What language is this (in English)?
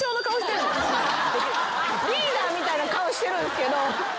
Japanese